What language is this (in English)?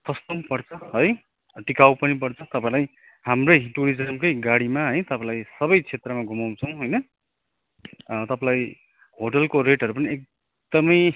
Nepali